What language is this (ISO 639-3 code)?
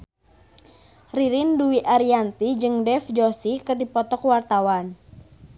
sun